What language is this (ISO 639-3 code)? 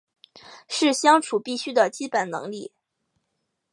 zho